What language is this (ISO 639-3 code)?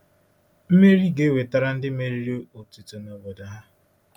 ibo